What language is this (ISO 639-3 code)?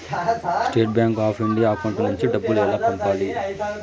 tel